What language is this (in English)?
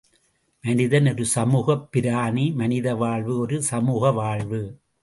Tamil